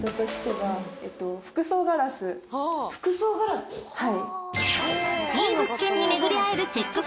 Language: Japanese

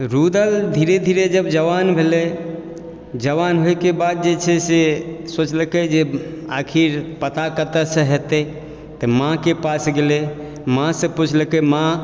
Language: Maithili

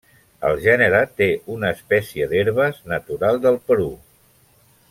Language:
Catalan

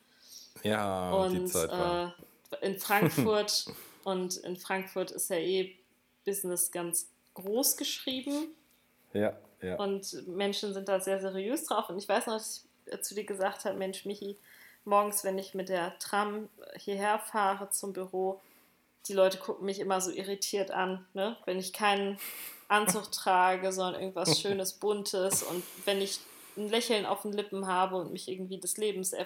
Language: German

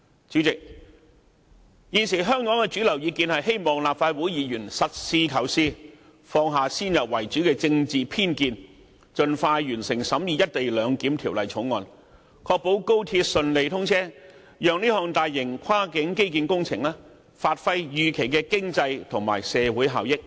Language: Cantonese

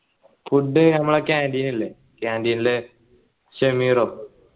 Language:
Malayalam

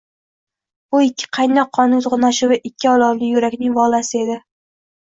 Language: Uzbek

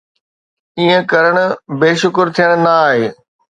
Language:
Sindhi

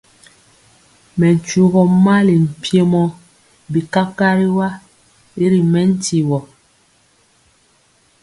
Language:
Mpiemo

